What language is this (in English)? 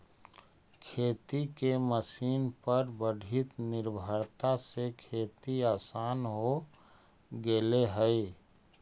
Magahi